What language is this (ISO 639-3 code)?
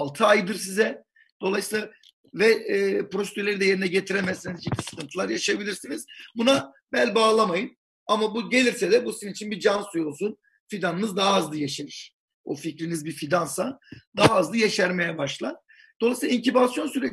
tur